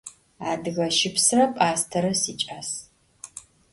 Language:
Adyghe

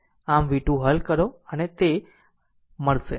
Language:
Gujarati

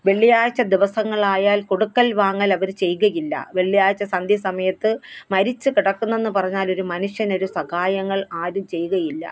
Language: Malayalam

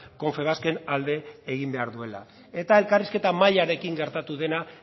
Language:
Basque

